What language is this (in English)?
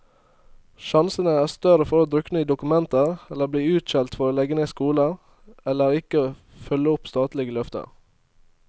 Norwegian